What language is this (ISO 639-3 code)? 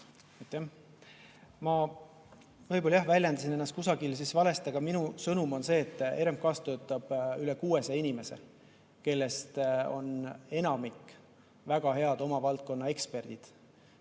est